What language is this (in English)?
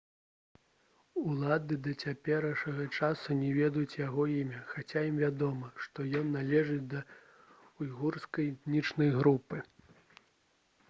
Belarusian